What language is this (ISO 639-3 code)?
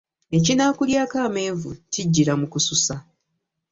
lug